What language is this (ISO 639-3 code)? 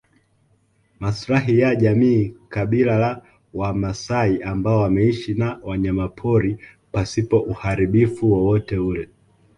swa